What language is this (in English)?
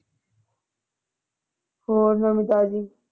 Punjabi